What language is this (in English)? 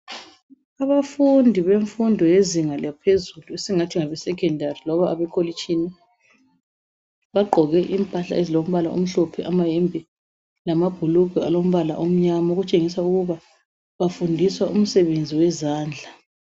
North Ndebele